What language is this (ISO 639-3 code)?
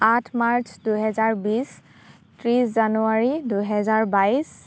asm